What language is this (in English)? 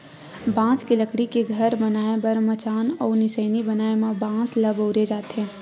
Chhattisgarhi